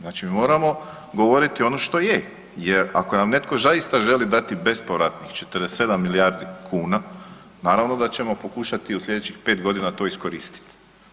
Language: Croatian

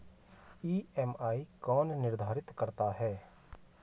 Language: Hindi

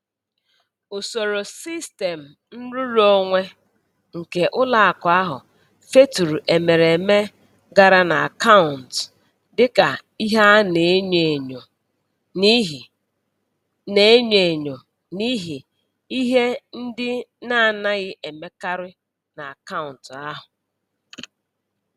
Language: Igbo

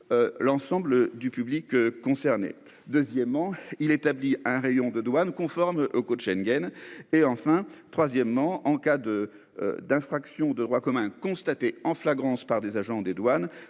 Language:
French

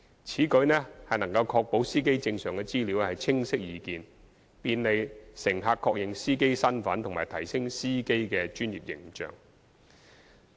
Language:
Cantonese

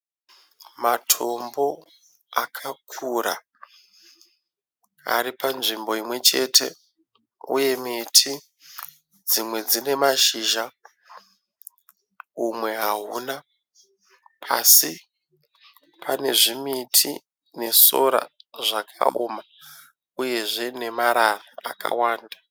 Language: Shona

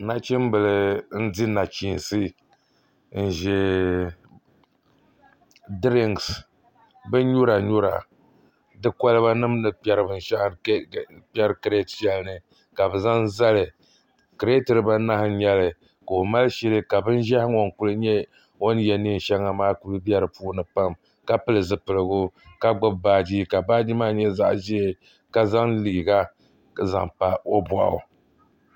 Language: Dagbani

